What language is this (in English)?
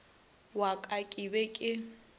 Northern Sotho